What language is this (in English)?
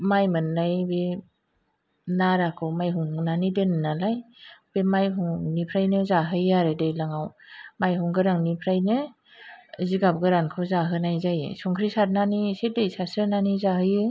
Bodo